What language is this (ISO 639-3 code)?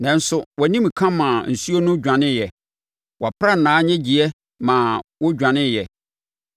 aka